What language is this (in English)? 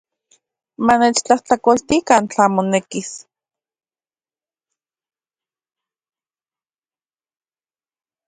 Central Puebla Nahuatl